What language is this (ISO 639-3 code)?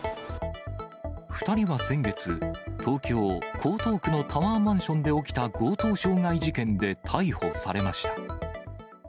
jpn